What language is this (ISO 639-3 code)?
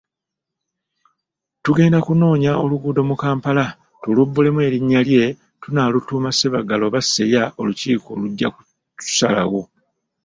lug